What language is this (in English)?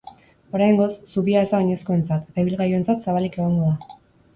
Basque